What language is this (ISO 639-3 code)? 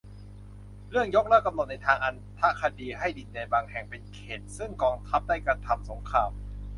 tha